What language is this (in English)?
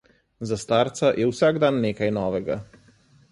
Slovenian